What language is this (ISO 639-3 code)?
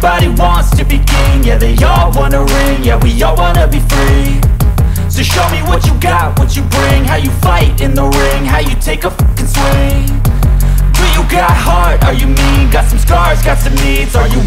ind